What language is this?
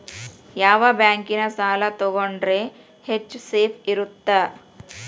Kannada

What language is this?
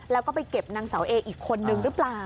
Thai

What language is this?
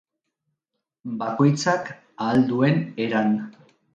Basque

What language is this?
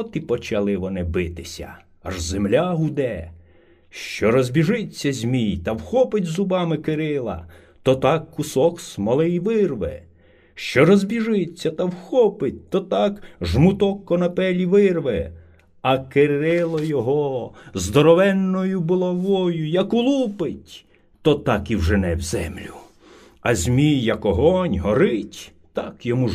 Ukrainian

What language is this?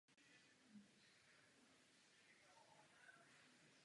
Czech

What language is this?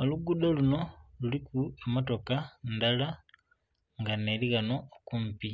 Soga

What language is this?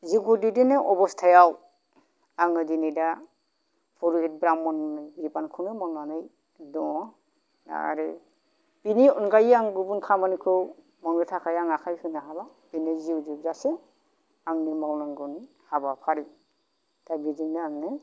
Bodo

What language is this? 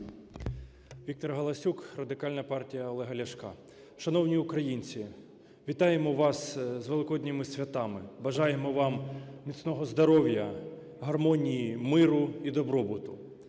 Ukrainian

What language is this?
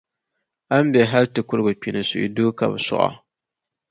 Dagbani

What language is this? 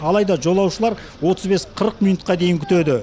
Kazakh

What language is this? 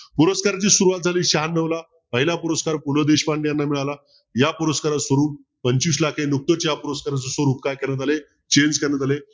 Marathi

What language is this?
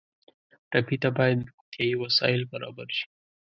Pashto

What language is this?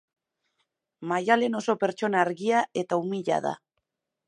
Basque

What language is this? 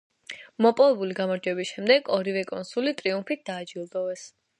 Georgian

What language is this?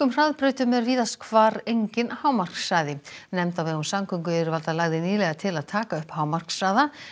Icelandic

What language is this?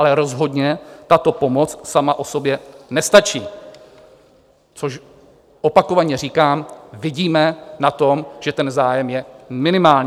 Czech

